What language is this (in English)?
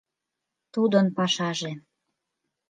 Mari